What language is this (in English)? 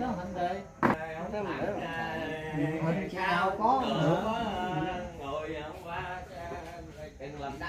Vietnamese